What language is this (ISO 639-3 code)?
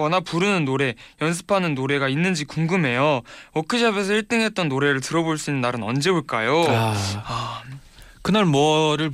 kor